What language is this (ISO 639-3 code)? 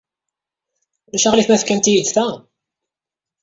kab